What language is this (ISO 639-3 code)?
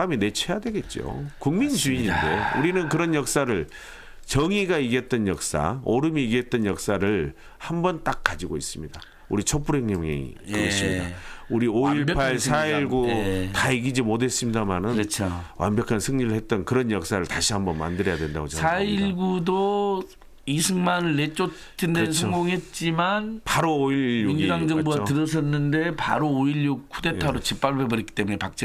kor